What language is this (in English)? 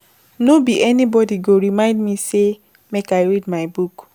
Nigerian Pidgin